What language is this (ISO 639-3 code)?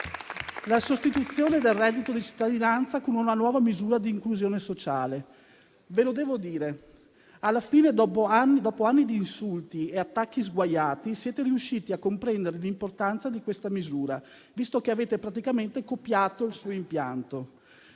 ita